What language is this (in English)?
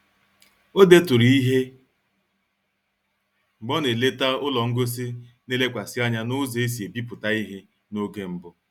Igbo